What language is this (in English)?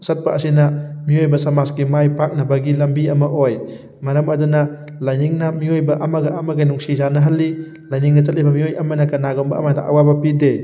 Manipuri